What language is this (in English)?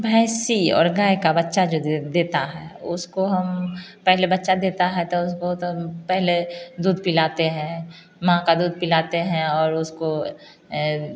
Hindi